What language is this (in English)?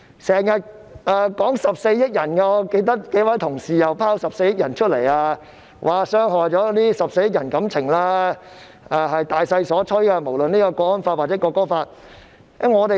Cantonese